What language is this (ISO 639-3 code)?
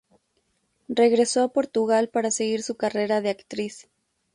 spa